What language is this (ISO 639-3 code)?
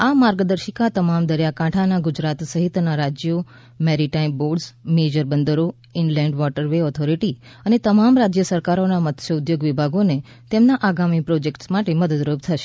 guj